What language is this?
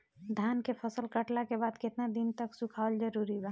Bhojpuri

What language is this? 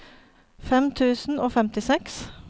Norwegian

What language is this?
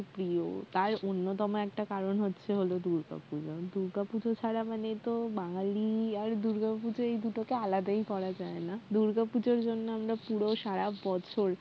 Bangla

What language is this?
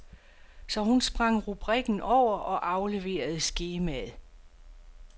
Danish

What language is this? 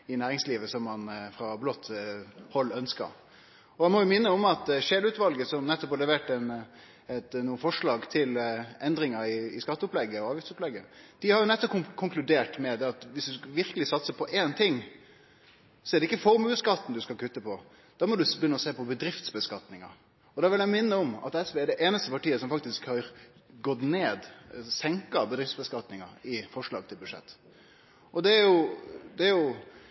Norwegian Nynorsk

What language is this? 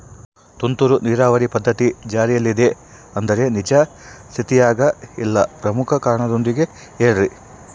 Kannada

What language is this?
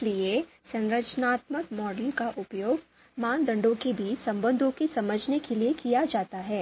Hindi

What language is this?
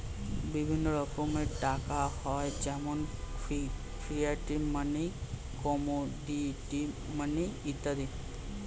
Bangla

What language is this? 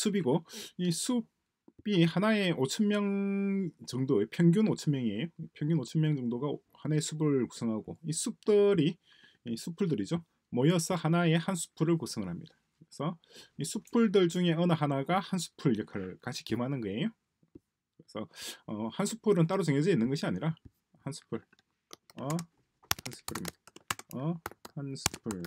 Korean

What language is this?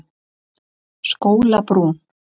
Icelandic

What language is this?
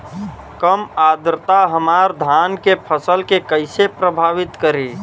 Bhojpuri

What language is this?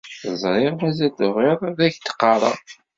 Kabyle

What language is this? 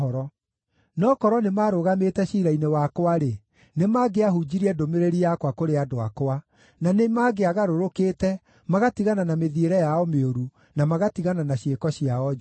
Kikuyu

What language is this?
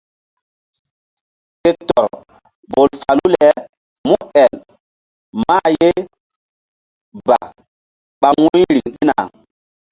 Mbum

